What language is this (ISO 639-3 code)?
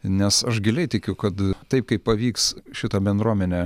lit